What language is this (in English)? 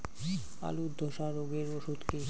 Bangla